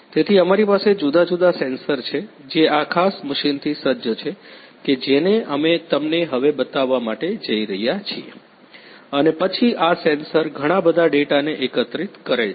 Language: Gujarati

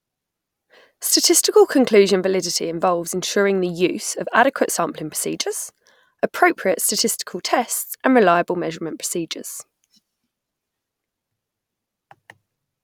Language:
English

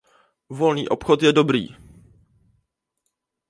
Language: Czech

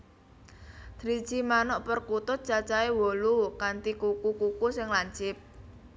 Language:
Javanese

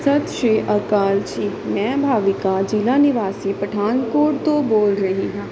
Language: Punjabi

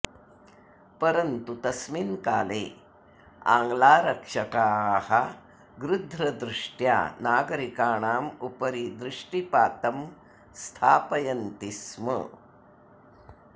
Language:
Sanskrit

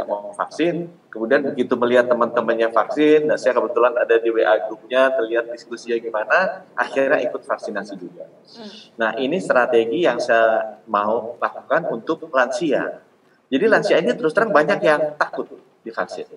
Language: Indonesian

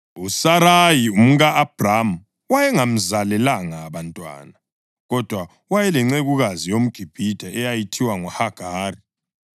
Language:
North Ndebele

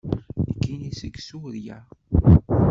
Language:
Kabyle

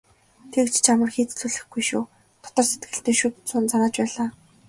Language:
Mongolian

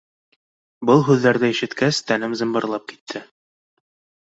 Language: Bashkir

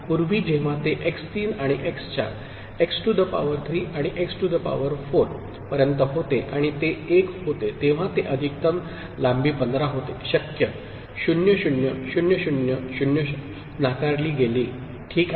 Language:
Marathi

